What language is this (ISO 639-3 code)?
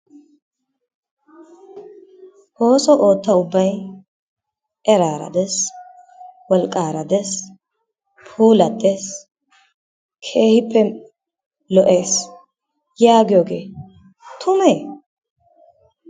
wal